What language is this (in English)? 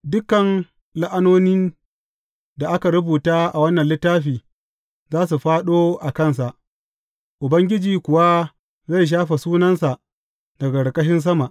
Hausa